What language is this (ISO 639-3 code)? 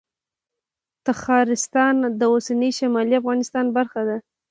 pus